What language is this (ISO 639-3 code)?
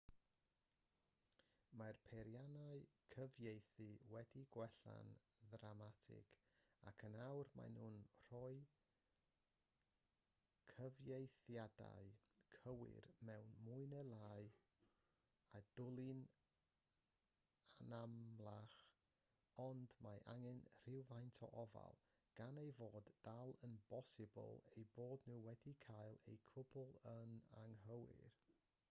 cym